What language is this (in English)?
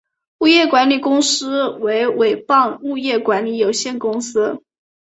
Chinese